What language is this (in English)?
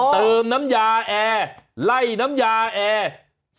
Thai